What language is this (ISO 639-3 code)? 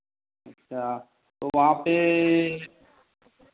hin